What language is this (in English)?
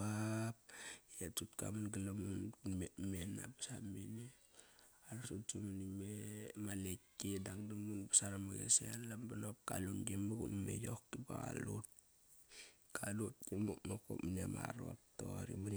Kairak